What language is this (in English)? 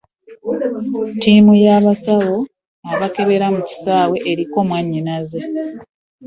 Ganda